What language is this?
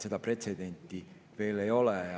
Estonian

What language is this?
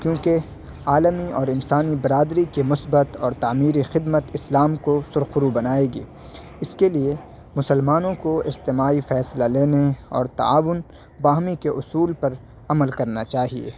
Urdu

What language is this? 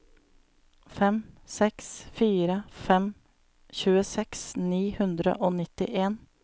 Norwegian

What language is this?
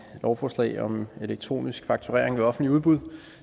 Danish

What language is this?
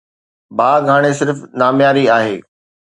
Sindhi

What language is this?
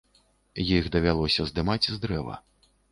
Belarusian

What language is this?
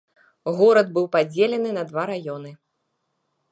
Belarusian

